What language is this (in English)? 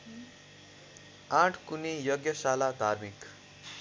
Nepali